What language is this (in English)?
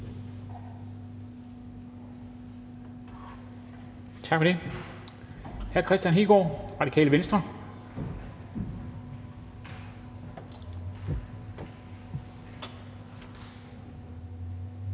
Danish